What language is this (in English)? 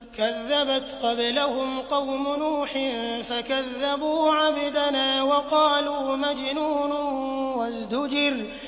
Arabic